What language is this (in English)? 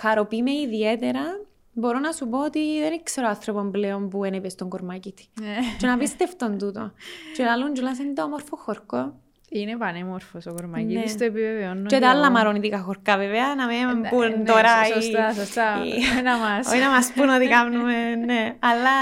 Greek